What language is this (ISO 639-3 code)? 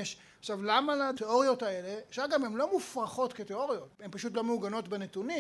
heb